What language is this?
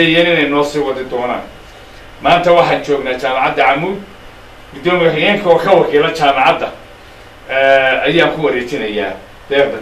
Arabic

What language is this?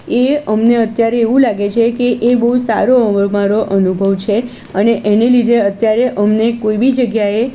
Gujarati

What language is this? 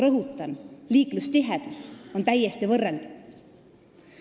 Estonian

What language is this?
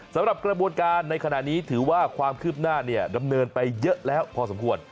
Thai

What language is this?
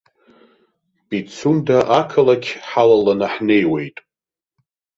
Abkhazian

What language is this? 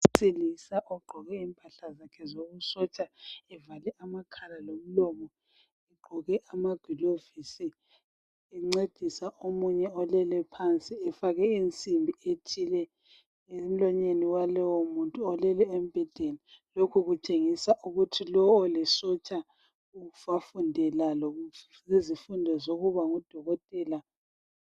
North Ndebele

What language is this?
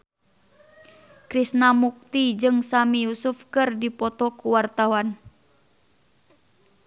Sundanese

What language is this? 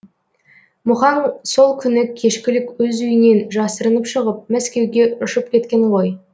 Kazakh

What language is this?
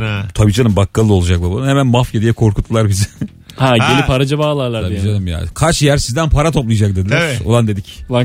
Turkish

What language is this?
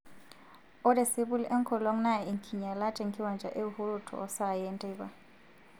Masai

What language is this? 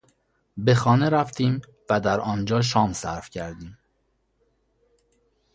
Persian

